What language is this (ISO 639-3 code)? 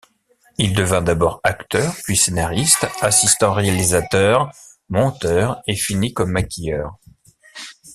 fra